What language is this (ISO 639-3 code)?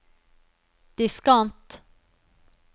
nor